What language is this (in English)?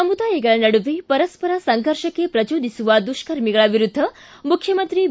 Kannada